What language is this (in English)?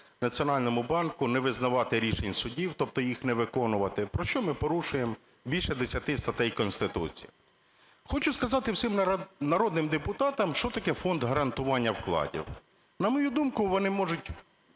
Ukrainian